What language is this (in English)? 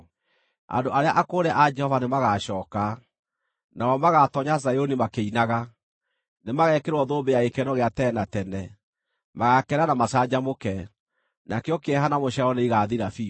Kikuyu